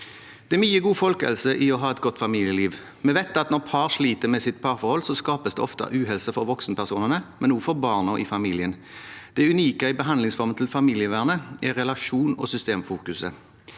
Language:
Norwegian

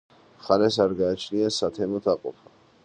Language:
Georgian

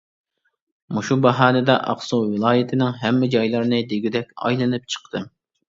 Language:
Uyghur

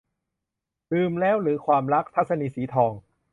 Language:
Thai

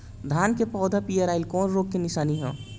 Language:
Bhojpuri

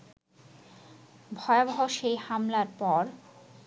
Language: Bangla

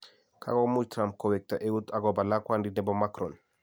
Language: Kalenjin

